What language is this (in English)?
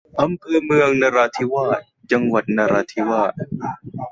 Thai